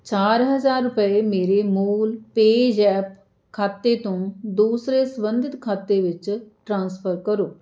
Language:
Punjabi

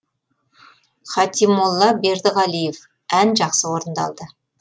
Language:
Kazakh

